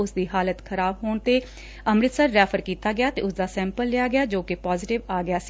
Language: Punjabi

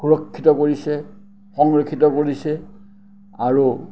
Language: Assamese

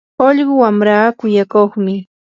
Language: Yanahuanca Pasco Quechua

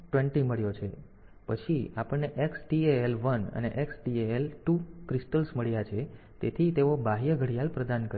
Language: Gujarati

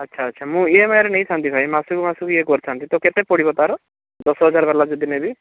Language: Odia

